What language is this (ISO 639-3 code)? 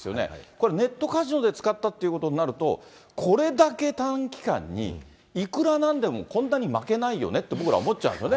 jpn